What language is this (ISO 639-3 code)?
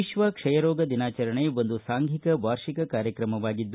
kan